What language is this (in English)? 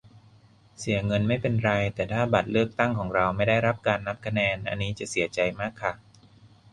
Thai